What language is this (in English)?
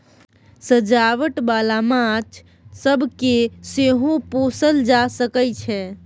Maithili